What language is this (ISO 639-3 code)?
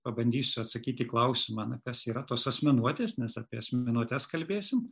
lit